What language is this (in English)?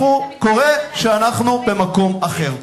Hebrew